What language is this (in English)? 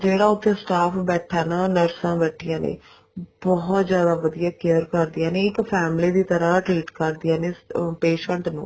Punjabi